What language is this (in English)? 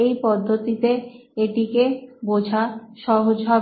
Bangla